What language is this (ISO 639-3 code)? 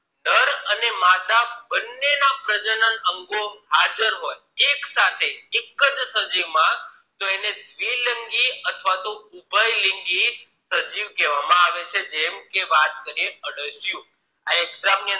guj